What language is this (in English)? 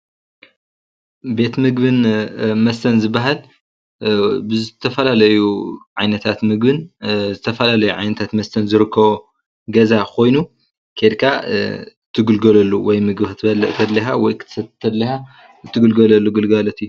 Tigrinya